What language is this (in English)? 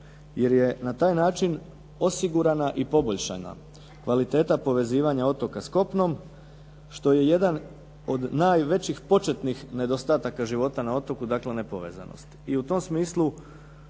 Croatian